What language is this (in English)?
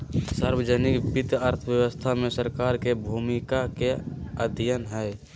Magahi